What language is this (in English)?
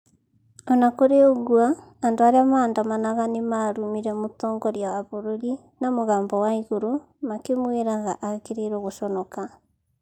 Kikuyu